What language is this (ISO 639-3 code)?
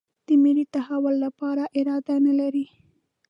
pus